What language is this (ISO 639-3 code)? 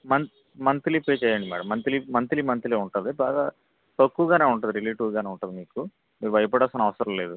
tel